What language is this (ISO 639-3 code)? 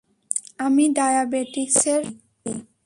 ben